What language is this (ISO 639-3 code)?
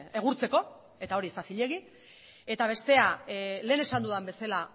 eus